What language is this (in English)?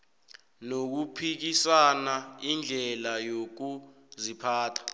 South Ndebele